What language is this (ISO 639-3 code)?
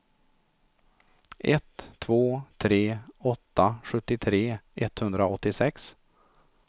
swe